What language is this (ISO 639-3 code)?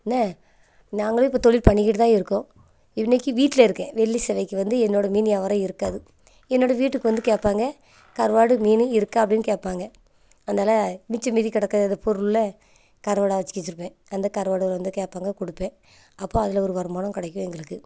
tam